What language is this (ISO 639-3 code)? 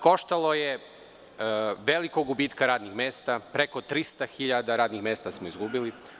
srp